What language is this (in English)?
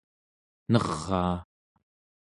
Central Yupik